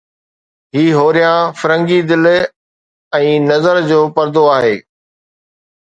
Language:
Sindhi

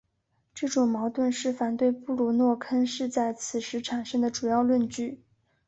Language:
Chinese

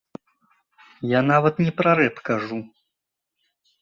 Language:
Belarusian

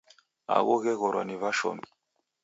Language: Taita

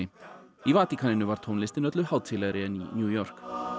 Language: Icelandic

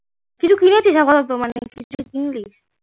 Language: Bangla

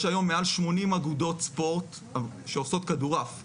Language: Hebrew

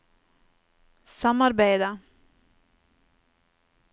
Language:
Norwegian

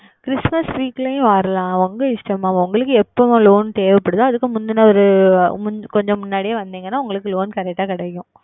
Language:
Tamil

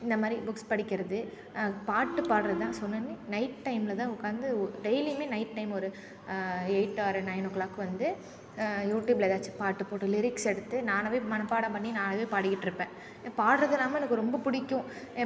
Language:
Tamil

